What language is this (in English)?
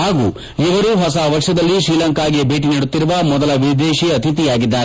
Kannada